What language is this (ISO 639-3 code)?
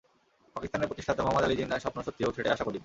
ben